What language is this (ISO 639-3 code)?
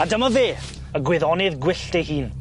cym